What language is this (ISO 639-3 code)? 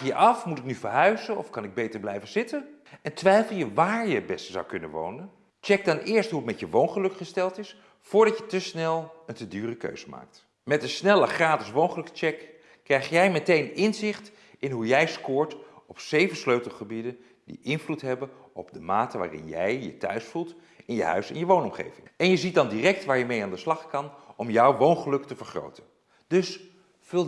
nld